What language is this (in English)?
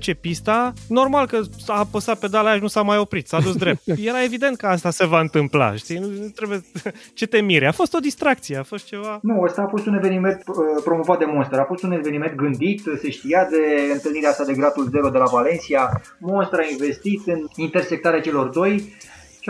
Romanian